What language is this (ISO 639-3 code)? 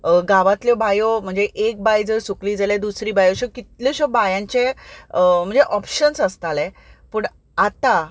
kok